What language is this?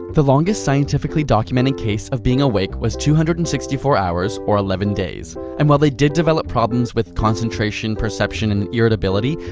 English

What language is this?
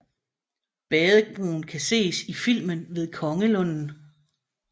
Danish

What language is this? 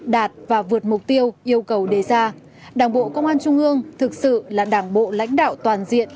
Vietnamese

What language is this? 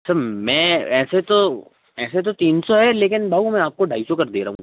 Hindi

